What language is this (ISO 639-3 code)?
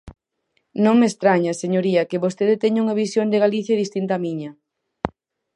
glg